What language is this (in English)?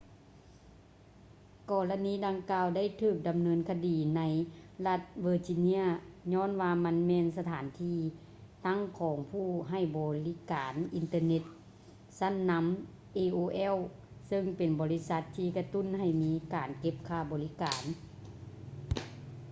Lao